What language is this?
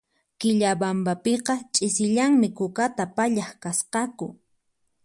Puno Quechua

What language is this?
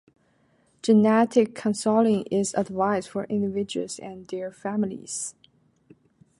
English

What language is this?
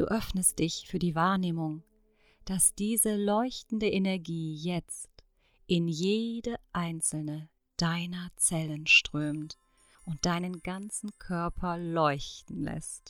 German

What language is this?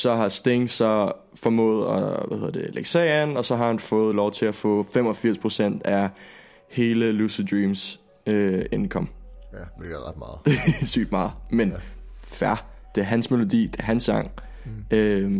Danish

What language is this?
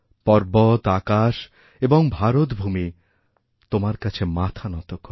Bangla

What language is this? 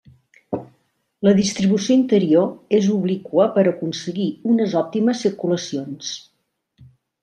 Catalan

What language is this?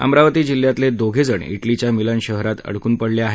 Marathi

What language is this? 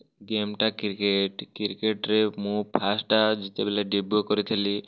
Odia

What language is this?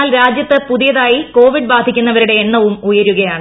Malayalam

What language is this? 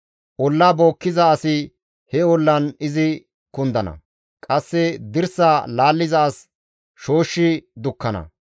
Gamo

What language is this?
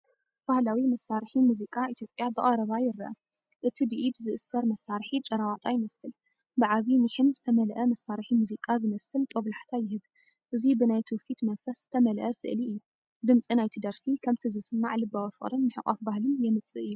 Tigrinya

